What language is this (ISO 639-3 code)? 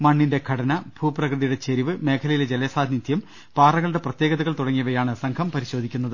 mal